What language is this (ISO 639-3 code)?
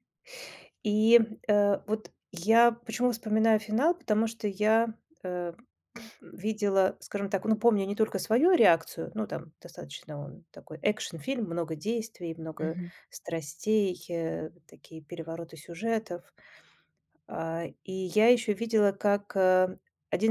rus